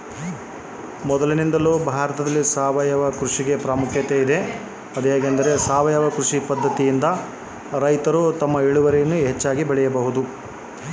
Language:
Kannada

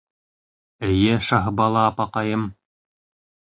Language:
Bashkir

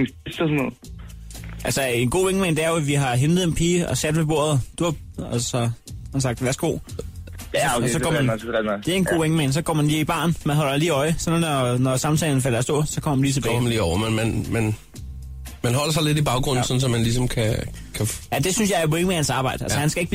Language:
Danish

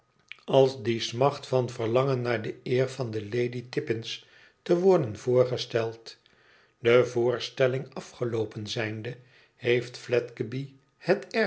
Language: Dutch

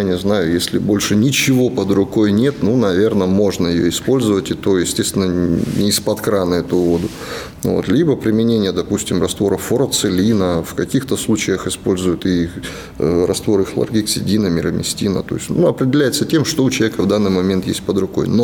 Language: Russian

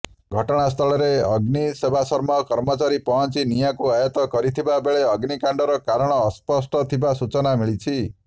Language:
Odia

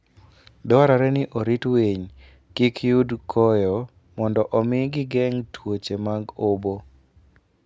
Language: Luo (Kenya and Tanzania)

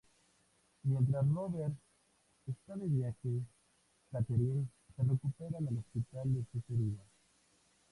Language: Spanish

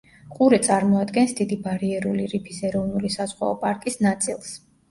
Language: Georgian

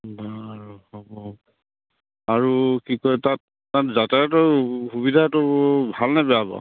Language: Assamese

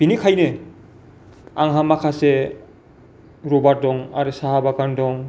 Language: Bodo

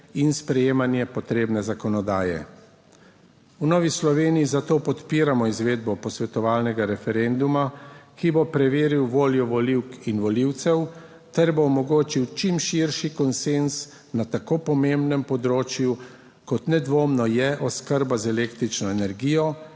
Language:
Slovenian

